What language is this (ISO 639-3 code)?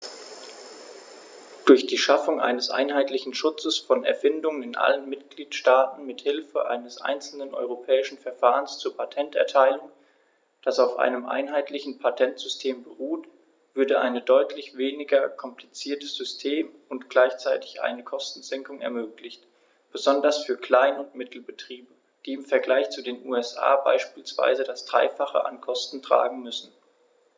deu